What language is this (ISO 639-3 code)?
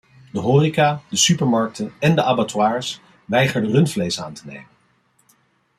nld